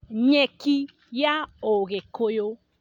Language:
Kikuyu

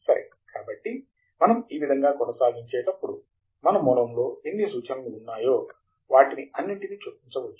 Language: Telugu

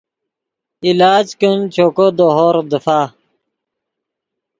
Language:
Yidgha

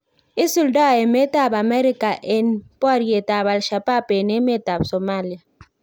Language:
Kalenjin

